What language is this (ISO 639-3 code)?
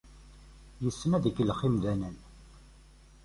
kab